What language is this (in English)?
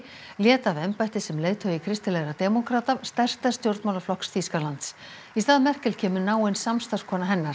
Icelandic